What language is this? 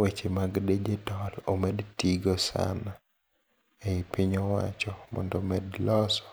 Luo (Kenya and Tanzania)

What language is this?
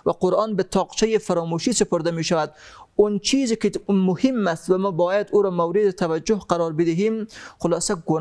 Persian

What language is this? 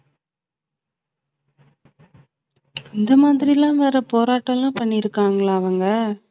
Tamil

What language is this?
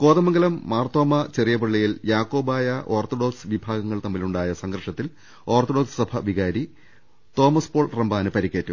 Malayalam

